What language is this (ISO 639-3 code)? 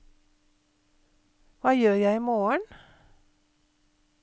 nor